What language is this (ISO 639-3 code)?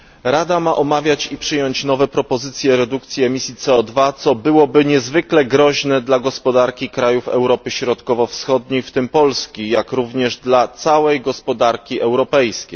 pol